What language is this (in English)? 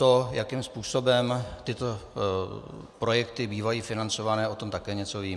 Czech